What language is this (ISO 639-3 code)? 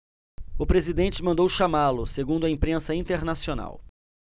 por